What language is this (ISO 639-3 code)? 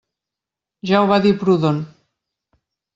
cat